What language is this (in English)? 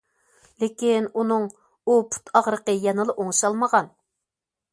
Uyghur